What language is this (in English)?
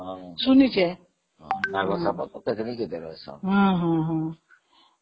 Odia